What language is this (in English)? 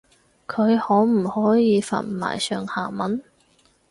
Cantonese